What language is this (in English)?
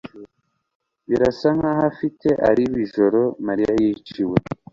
Kinyarwanda